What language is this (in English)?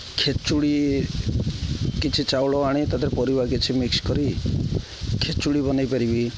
Odia